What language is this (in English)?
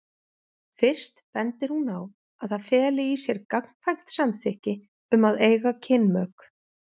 Icelandic